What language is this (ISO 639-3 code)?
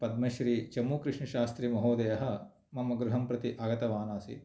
san